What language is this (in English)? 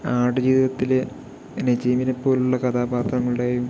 Malayalam